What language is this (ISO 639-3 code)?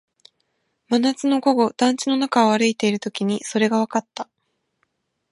jpn